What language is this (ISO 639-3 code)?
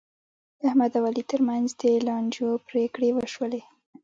pus